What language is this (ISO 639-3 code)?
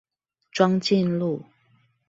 zho